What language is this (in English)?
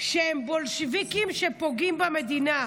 Hebrew